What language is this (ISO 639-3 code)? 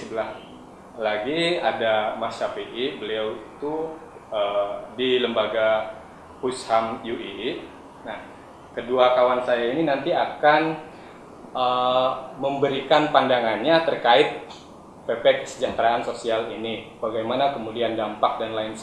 ind